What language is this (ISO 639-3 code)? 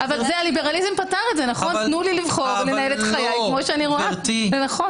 heb